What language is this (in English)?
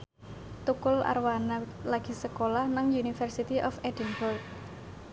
Javanese